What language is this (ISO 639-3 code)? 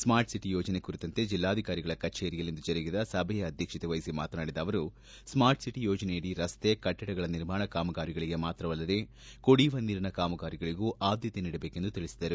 kan